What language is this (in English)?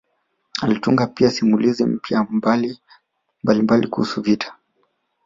Swahili